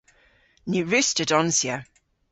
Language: Cornish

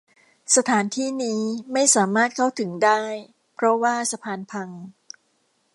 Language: Thai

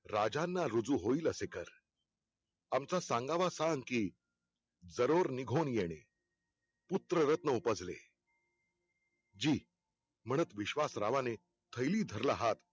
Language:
Marathi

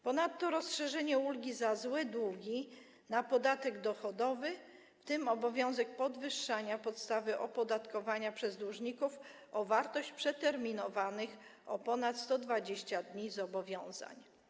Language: Polish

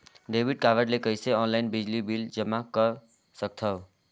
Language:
Chhattisgarhi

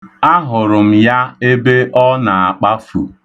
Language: Igbo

